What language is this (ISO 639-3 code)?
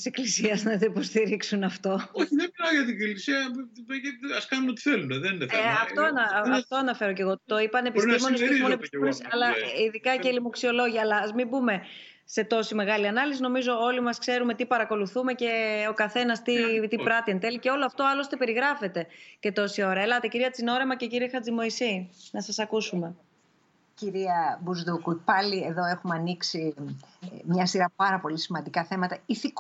ell